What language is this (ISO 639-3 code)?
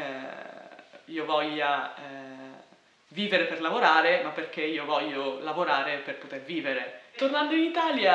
ita